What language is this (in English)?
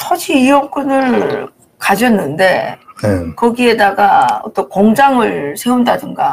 Korean